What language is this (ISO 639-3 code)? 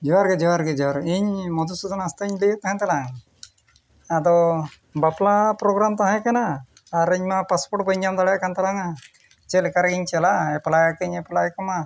sat